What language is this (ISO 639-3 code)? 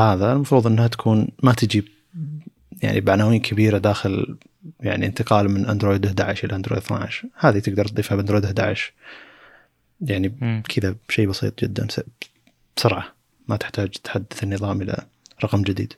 ara